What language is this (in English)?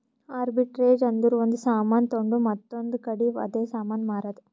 Kannada